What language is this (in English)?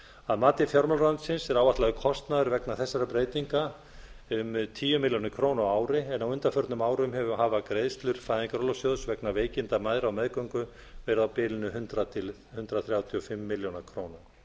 Icelandic